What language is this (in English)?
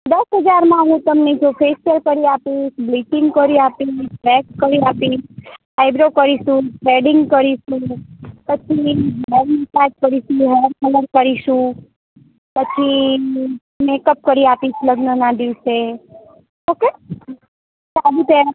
Gujarati